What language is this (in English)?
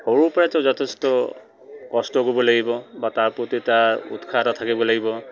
Assamese